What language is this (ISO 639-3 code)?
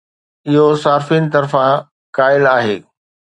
snd